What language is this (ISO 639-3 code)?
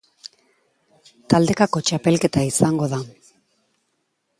eus